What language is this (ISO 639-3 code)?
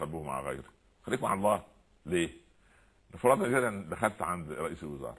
ara